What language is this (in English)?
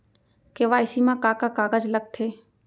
Chhattisgarhi